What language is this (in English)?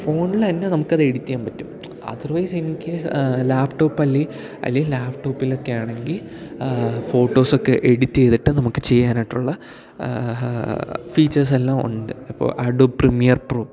Malayalam